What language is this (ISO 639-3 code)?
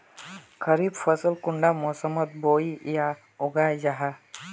mag